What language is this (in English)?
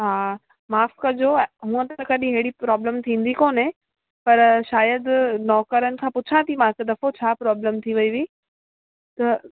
Sindhi